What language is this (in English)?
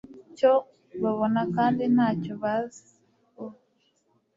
Kinyarwanda